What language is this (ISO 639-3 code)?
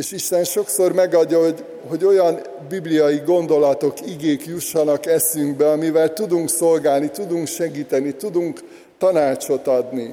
hun